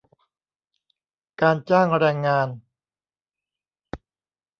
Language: Thai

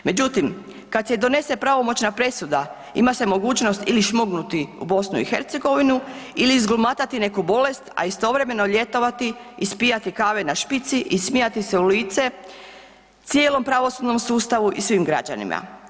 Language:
Croatian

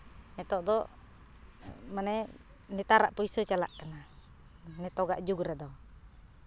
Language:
Santali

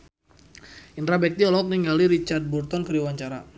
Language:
Sundanese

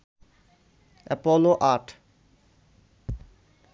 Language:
Bangla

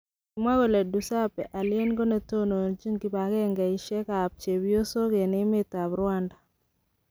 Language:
Kalenjin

